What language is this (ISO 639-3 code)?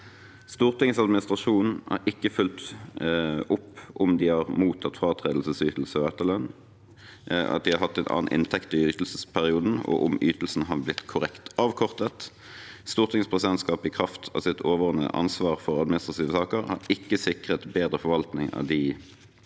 nor